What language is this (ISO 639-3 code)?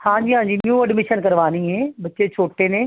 pan